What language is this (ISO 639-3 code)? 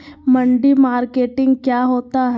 mag